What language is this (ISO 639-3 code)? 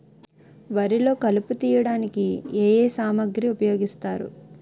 tel